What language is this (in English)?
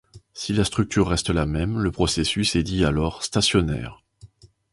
French